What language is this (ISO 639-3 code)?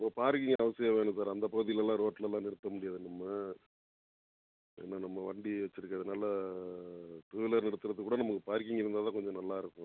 tam